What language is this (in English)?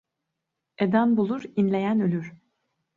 Turkish